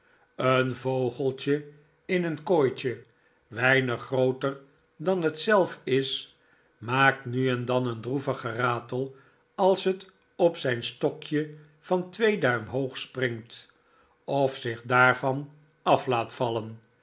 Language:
Dutch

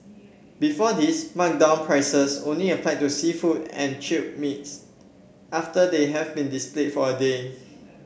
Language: English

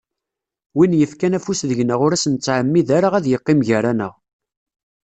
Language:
Kabyle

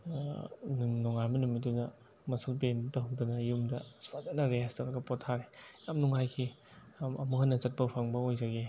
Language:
Manipuri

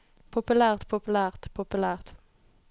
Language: Norwegian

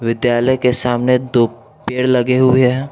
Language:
Hindi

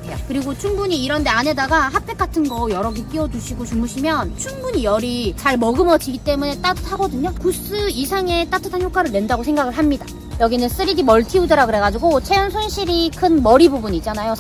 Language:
Korean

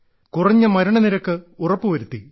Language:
Malayalam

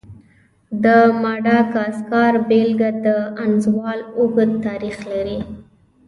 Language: Pashto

